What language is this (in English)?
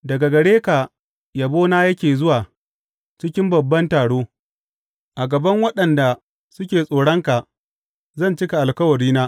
Hausa